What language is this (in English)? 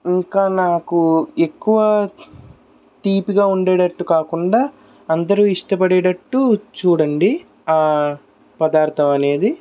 Telugu